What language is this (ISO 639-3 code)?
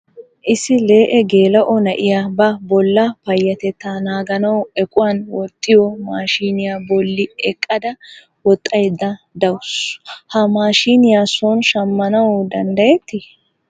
wal